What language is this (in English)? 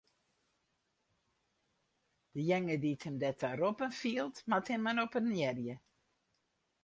Western Frisian